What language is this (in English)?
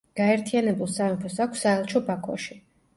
Georgian